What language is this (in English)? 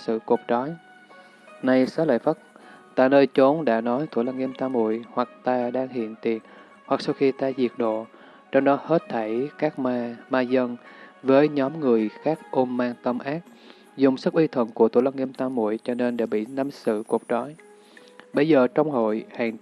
Vietnamese